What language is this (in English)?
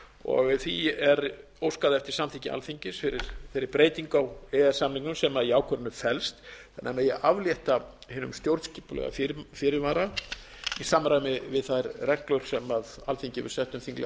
Icelandic